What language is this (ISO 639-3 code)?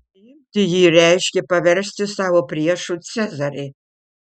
lit